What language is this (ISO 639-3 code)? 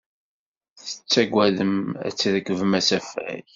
kab